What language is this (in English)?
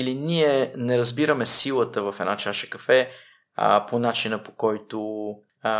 Bulgarian